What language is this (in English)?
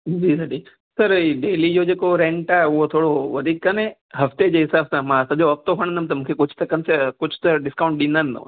Sindhi